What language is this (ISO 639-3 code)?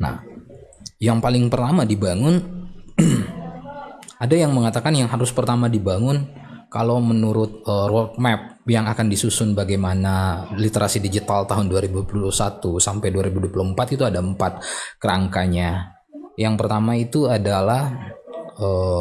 ind